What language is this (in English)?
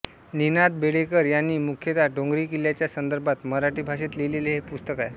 Marathi